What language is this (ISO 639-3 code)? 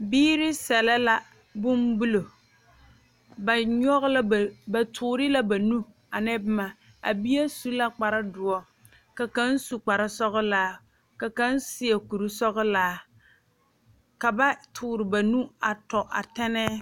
dga